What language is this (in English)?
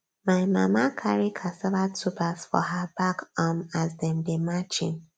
Nigerian Pidgin